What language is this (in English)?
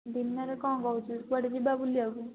Odia